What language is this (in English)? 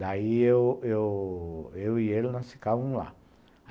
Portuguese